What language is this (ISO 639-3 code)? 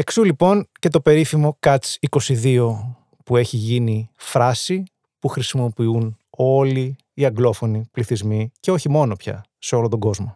ell